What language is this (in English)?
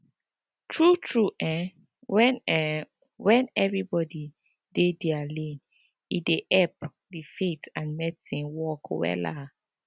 Nigerian Pidgin